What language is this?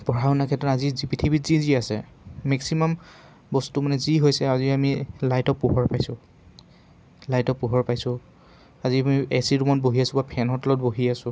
Assamese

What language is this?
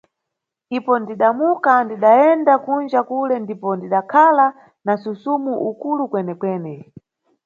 Nyungwe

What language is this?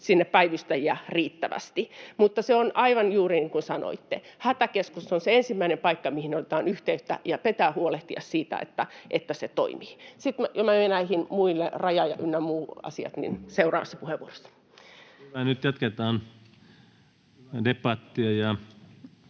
Finnish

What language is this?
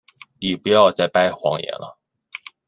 Chinese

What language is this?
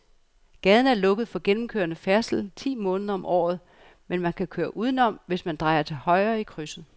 Danish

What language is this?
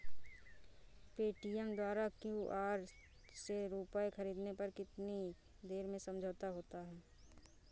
Hindi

